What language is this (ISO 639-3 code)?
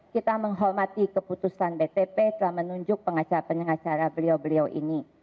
ind